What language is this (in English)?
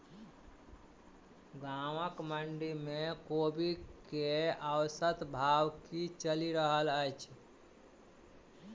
Maithili